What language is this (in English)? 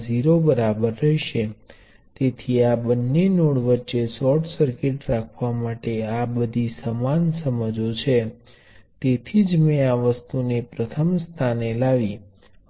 Gujarati